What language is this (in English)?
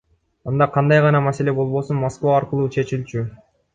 Kyrgyz